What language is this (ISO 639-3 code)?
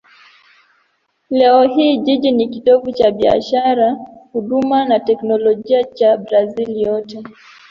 swa